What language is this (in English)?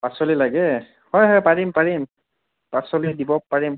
Assamese